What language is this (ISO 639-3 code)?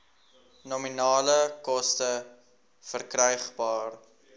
afr